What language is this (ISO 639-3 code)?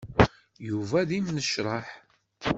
kab